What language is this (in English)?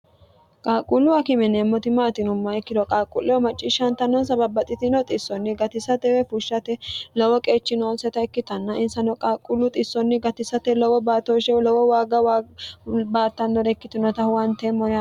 Sidamo